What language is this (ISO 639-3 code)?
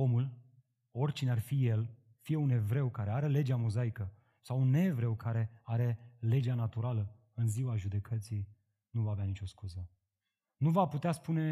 ron